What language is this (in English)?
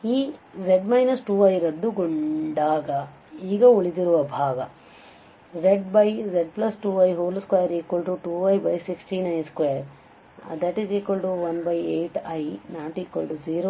Kannada